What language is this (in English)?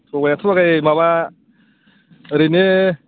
Bodo